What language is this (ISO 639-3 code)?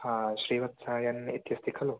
san